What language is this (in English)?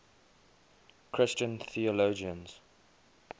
English